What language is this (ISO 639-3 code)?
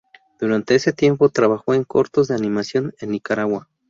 spa